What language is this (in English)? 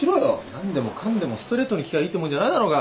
Japanese